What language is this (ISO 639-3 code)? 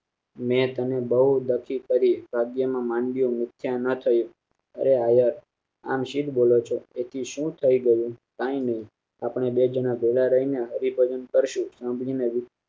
guj